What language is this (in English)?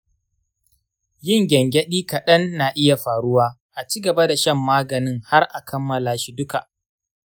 Hausa